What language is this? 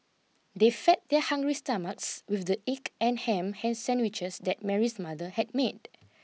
English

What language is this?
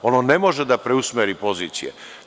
Serbian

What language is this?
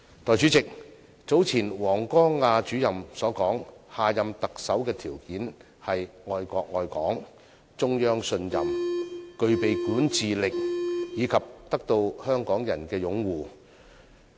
Cantonese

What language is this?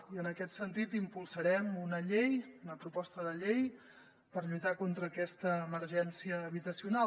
Catalan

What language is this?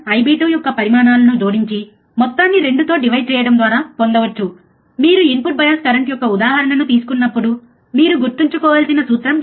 Telugu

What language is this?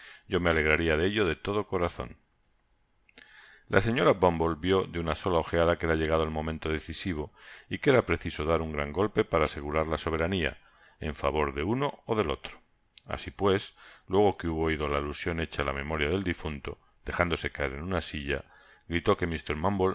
Spanish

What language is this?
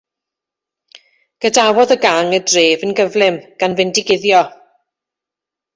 Welsh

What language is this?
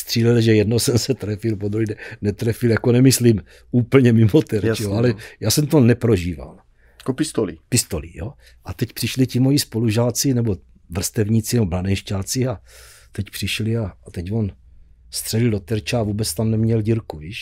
Czech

